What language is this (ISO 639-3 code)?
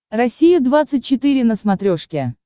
rus